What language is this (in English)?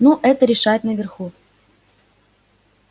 Russian